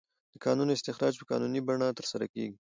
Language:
Pashto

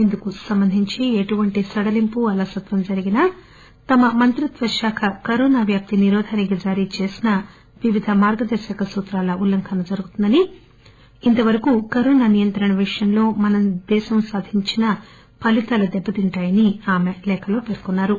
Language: Telugu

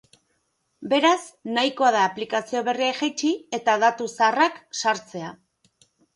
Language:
Basque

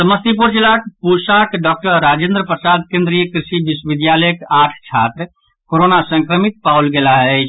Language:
Maithili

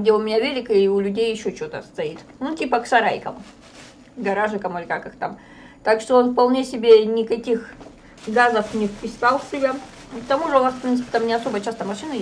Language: Russian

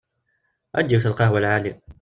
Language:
Kabyle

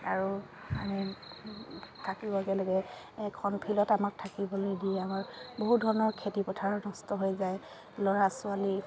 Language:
Assamese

